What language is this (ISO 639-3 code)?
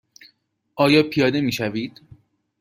fas